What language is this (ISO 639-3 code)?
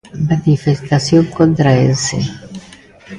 glg